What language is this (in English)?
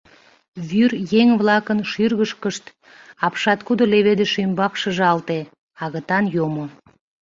Mari